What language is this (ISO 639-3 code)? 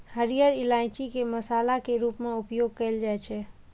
mai